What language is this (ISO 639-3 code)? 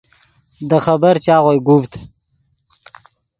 ydg